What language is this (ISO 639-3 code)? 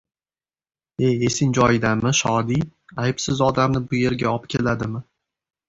uzb